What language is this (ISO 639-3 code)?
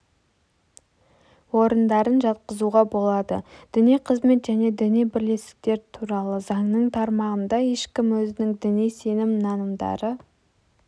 kaz